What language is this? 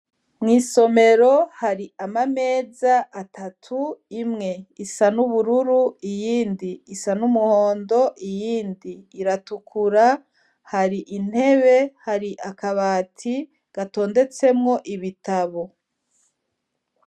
Rundi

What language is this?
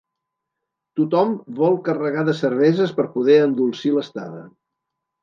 Catalan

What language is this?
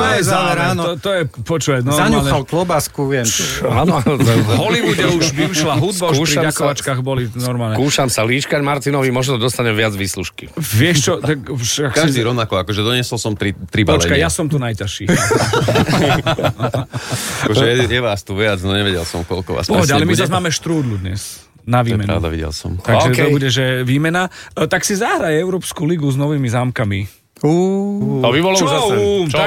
Slovak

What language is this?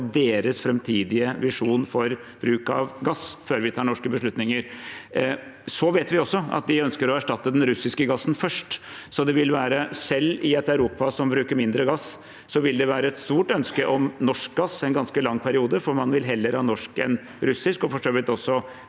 Norwegian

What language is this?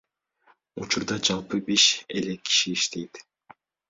Kyrgyz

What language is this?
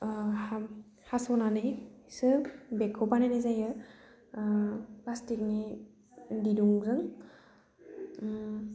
Bodo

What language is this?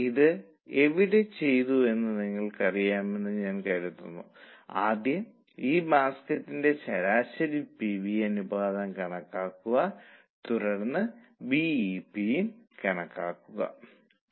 Malayalam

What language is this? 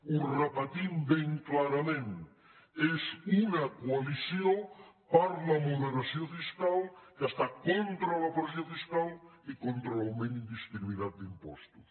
Catalan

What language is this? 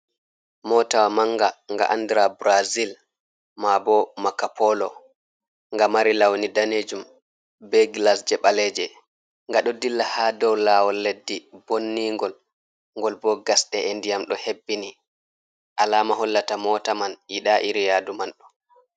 Fula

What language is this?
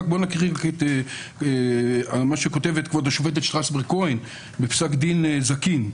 Hebrew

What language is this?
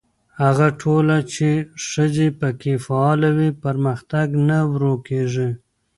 Pashto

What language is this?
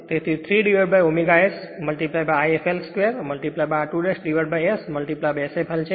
Gujarati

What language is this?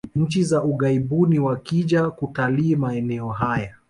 Swahili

